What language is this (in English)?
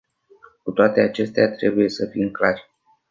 Romanian